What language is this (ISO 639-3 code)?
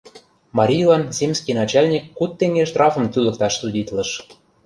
chm